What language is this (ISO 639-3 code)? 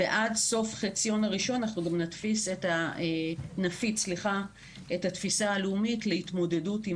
heb